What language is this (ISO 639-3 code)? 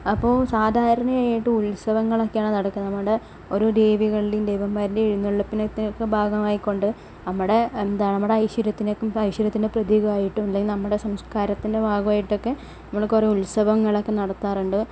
mal